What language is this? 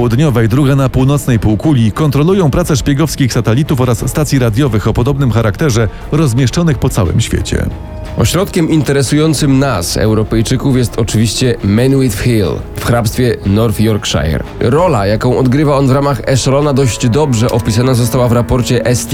Polish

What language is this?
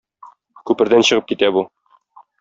Tatar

